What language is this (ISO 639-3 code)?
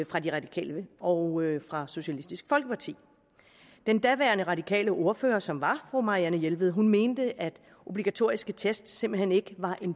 dan